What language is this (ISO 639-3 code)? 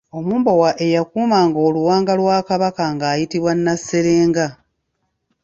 lug